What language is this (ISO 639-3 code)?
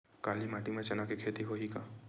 hne